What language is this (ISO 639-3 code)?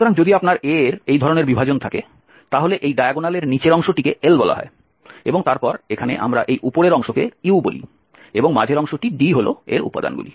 ben